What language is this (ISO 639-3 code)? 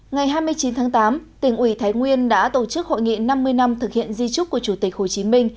vie